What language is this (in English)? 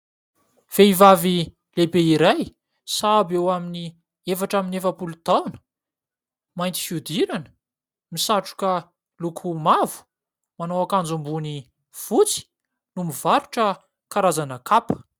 Malagasy